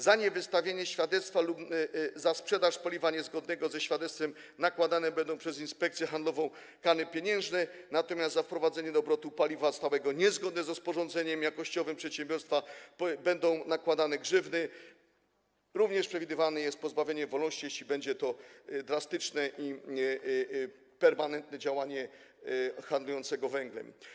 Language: Polish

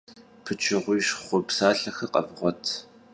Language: Kabardian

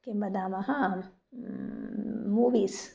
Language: Sanskrit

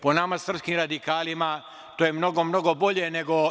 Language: Serbian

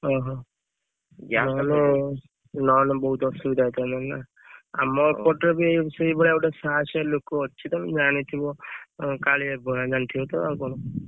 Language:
Odia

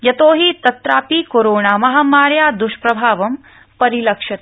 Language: Sanskrit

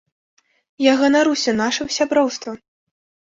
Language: Belarusian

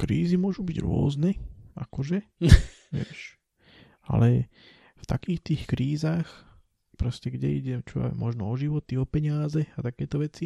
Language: Slovak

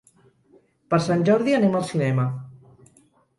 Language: Catalan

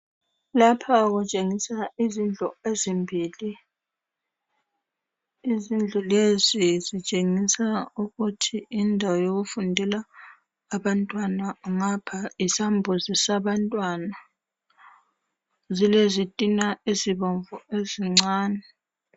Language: North Ndebele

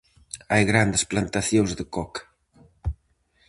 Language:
Galician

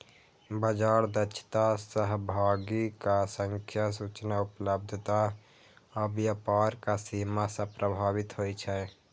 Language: Maithili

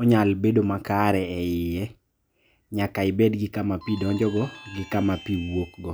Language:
Luo (Kenya and Tanzania)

